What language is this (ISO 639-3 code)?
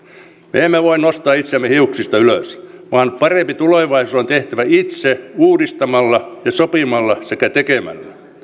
fin